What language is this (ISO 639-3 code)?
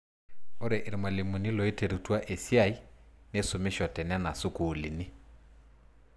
mas